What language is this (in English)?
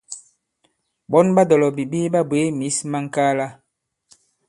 Bankon